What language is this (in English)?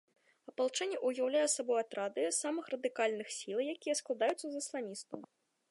Belarusian